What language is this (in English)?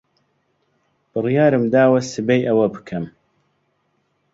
Central Kurdish